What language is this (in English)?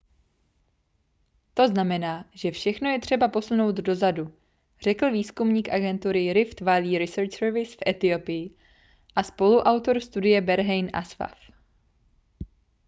Czech